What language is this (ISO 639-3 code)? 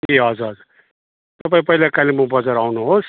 nep